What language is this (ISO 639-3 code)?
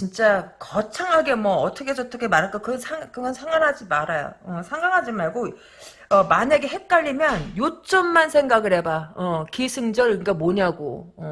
kor